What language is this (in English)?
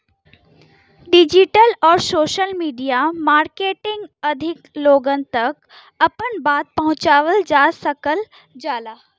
Bhojpuri